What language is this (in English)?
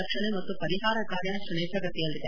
Kannada